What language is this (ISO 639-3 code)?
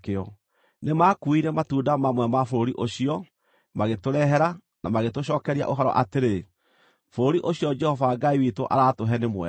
kik